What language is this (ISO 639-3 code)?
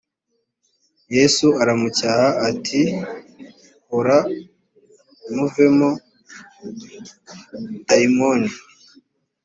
kin